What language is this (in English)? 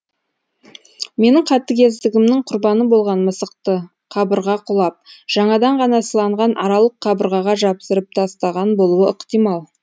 Kazakh